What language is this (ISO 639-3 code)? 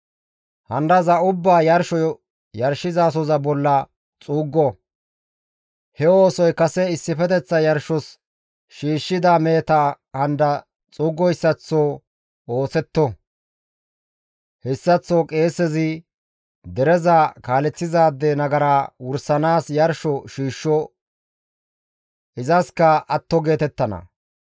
gmv